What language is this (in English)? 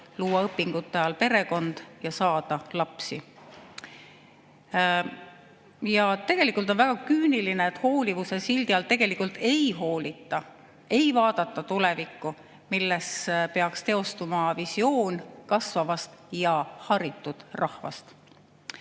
Estonian